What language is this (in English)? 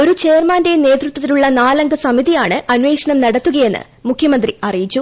Malayalam